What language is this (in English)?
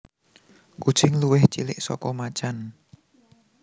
Javanese